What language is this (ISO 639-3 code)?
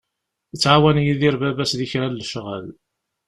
kab